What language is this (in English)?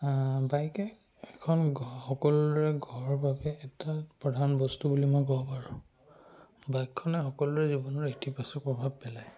Assamese